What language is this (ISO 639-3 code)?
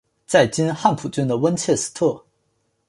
zho